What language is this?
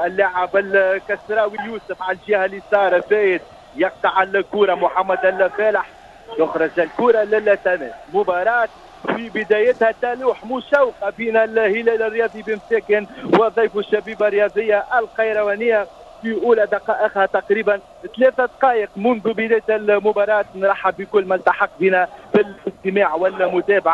Arabic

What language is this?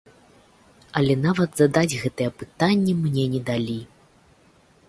Belarusian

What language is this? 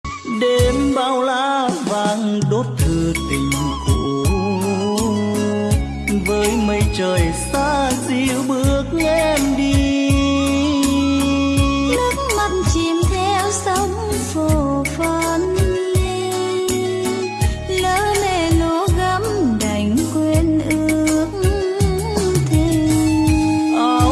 Vietnamese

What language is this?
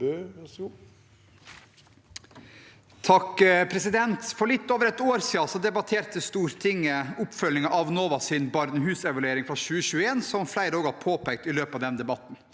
Norwegian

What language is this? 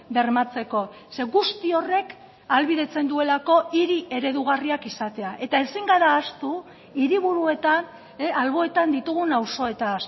Basque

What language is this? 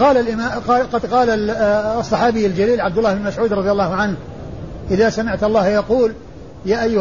Arabic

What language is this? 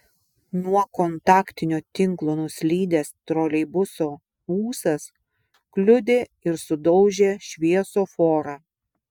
Lithuanian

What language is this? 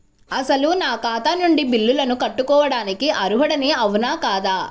Telugu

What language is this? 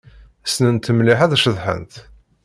Kabyle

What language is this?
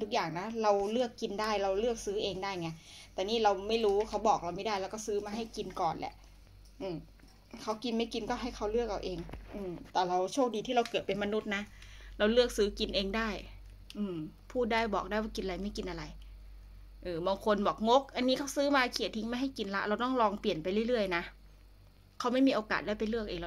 Thai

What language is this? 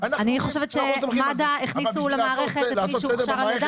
Hebrew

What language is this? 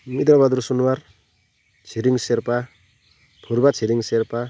Nepali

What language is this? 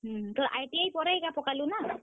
Odia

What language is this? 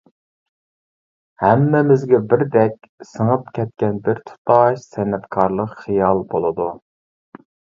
Uyghur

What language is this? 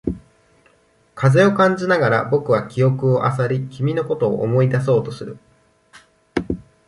Japanese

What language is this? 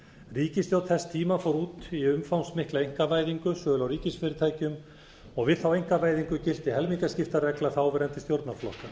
Icelandic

